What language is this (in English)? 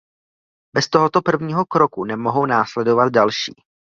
Czech